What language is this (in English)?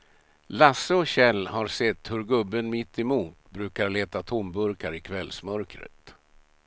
Swedish